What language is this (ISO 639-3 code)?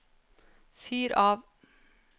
nor